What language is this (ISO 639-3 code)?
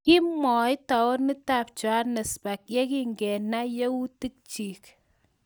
kln